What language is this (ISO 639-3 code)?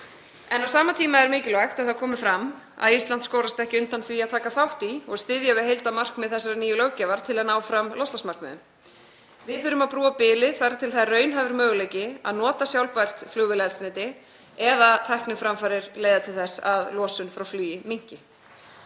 isl